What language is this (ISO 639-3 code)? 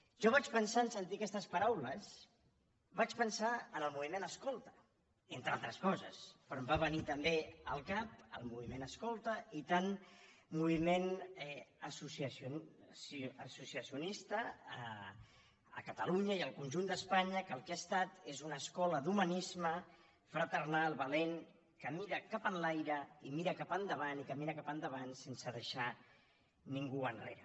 cat